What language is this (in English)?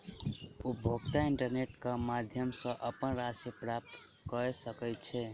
Maithili